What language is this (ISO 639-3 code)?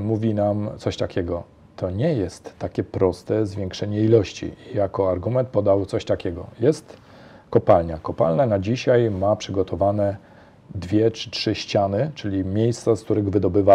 pol